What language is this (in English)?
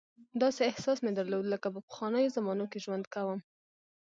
Pashto